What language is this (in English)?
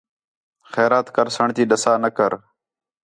Khetrani